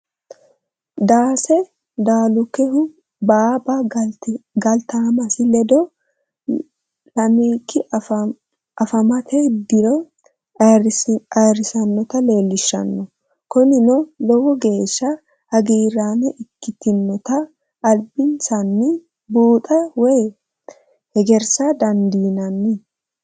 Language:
Sidamo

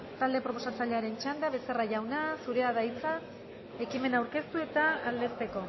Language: Basque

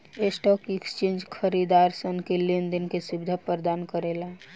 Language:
Bhojpuri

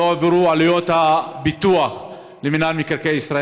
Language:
Hebrew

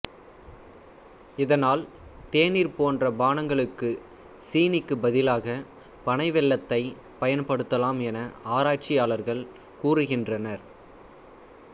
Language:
Tamil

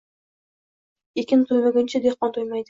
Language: Uzbek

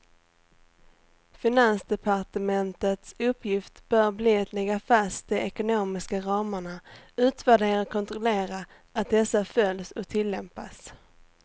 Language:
Swedish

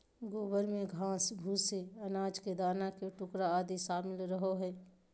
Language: Magahi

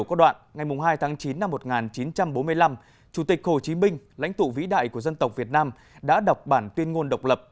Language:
Vietnamese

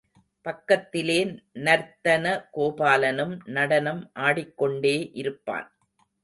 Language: Tamil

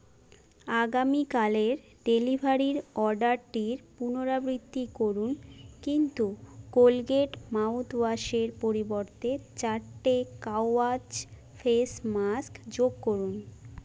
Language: Bangla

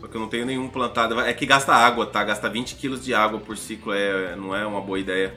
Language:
Portuguese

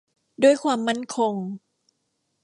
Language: Thai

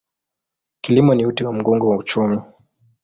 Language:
Swahili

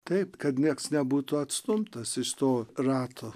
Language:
Lithuanian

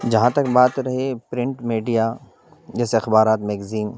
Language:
Urdu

